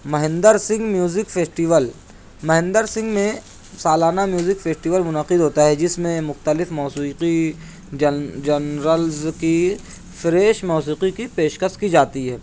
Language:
Urdu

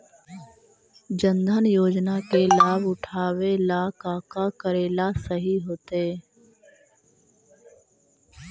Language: Magahi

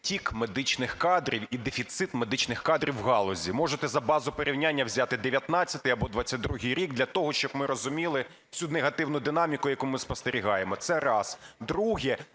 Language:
Ukrainian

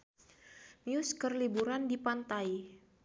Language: Sundanese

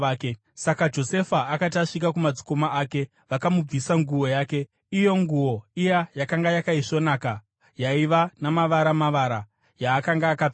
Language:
Shona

